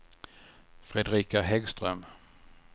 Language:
Swedish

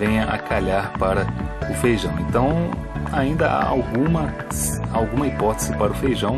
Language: Portuguese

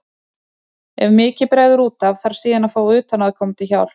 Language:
Icelandic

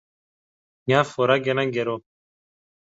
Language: Greek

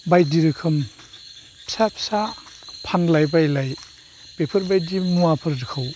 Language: Bodo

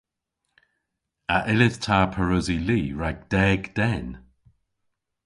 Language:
Cornish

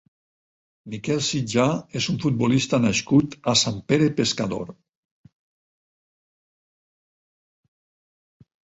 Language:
Catalan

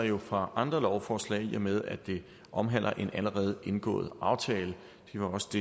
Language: Danish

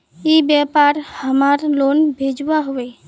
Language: Magahi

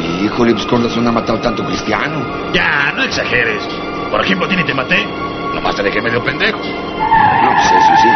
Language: Spanish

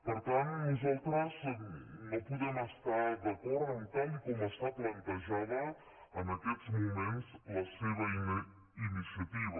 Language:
Catalan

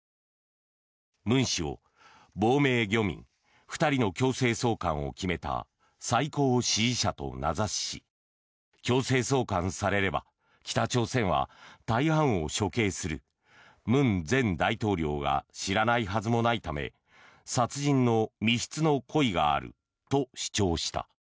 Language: Japanese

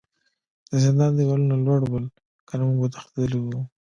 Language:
Pashto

